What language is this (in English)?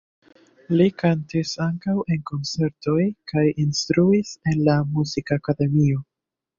Esperanto